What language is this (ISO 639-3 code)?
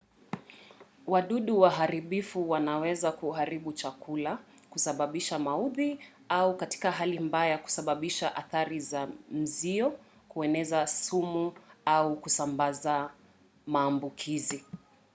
swa